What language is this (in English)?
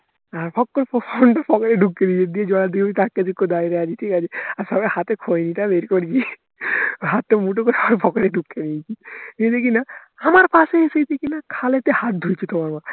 Bangla